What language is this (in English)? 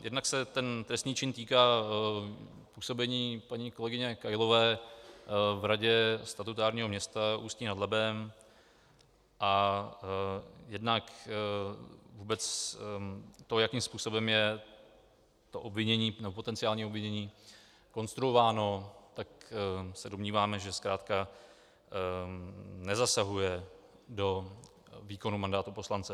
Czech